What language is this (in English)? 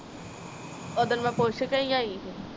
Punjabi